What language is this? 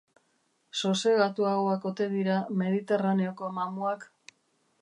Basque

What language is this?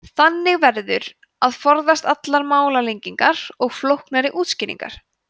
Icelandic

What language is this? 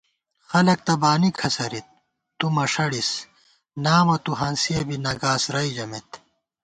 Gawar-Bati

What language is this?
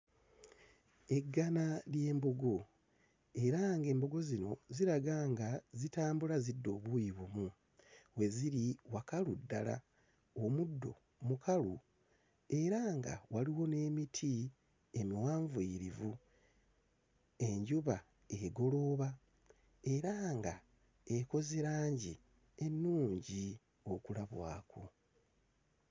Ganda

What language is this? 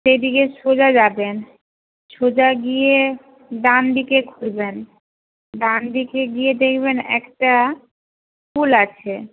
Bangla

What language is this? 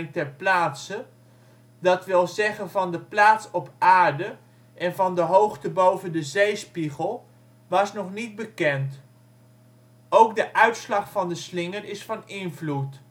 Dutch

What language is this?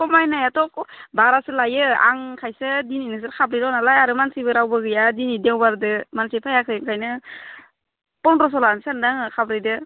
Bodo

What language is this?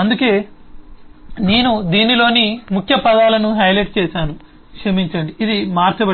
Telugu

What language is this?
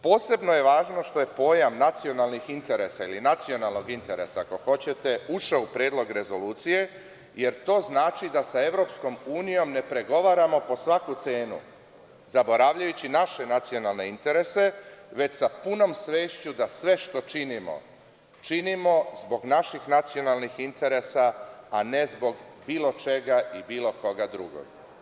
Serbian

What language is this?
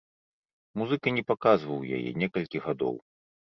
Belarusian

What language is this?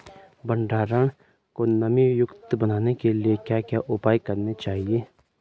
Hindi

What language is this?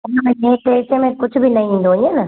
Sindhi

